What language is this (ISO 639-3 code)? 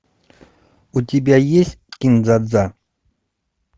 rus